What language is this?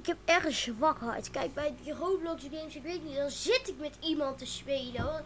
Dutch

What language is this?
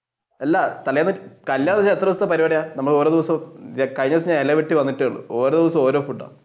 Malayalam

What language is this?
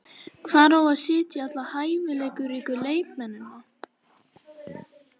Icelandic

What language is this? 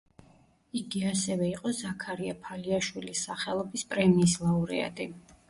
Georgian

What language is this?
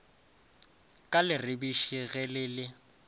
Northern Sotho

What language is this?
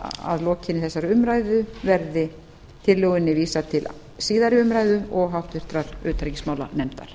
Icelandic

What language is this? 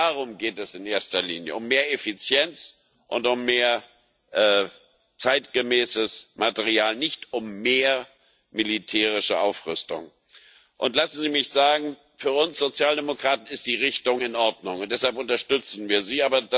German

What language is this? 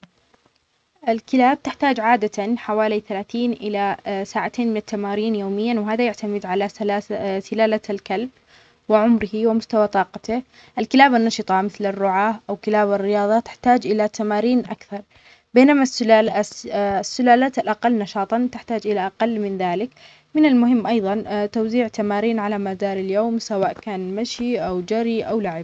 Omani Arabic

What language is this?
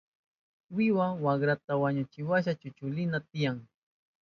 Southern Pastaza Quechua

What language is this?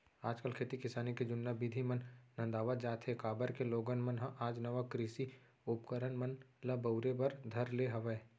Chhattisgarhi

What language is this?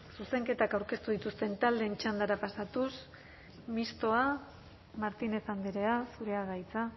Basque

